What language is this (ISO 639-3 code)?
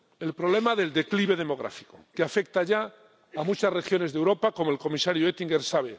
spa